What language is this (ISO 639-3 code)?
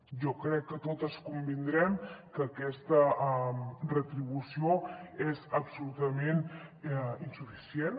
cat